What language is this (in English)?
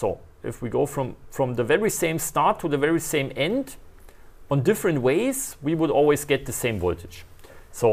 English